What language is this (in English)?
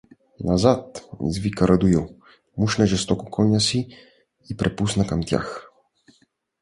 Bulgarian